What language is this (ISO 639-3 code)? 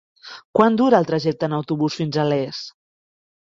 cat